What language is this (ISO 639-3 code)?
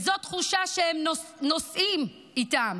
heb